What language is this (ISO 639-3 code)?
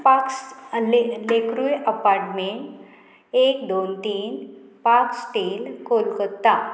kok